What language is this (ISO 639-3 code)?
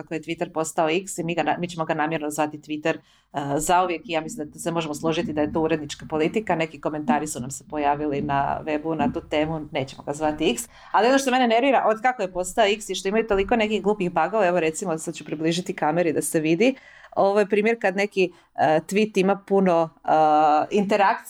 hrv